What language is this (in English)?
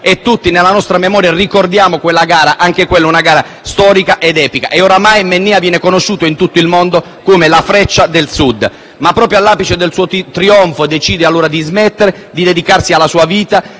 Italian